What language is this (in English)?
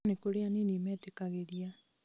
Kikuyu